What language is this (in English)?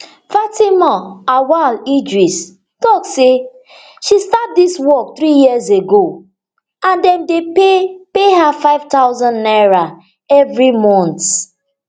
Nigerian Pidgin